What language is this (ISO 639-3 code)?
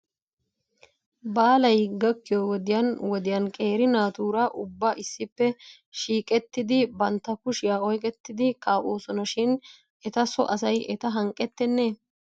wal